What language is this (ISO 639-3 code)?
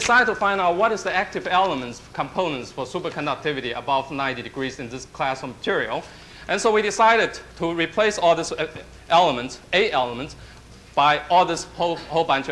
eng